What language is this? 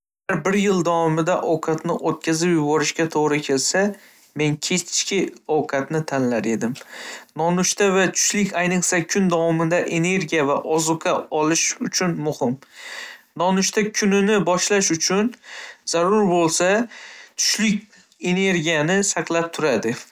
Uzbek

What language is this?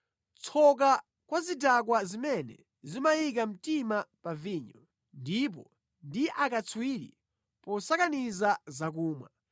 Nyanja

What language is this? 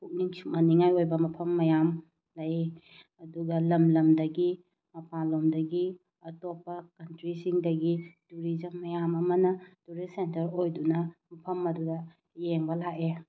Manipuri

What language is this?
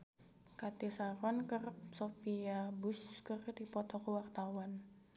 Sundanese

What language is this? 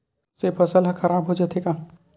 Chhattisgarhi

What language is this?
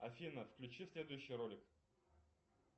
Russian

